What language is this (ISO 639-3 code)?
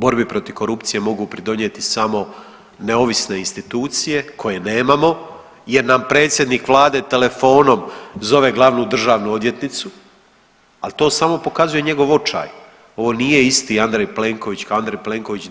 hrv